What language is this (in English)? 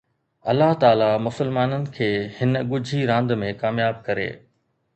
Sindhi